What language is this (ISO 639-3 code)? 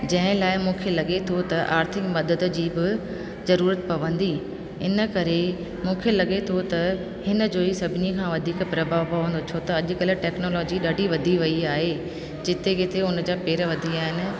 snd